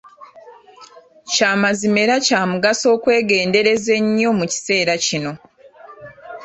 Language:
Ganda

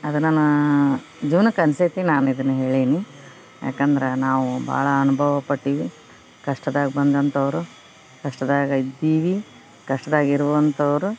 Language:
Kannada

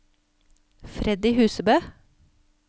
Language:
Norwegian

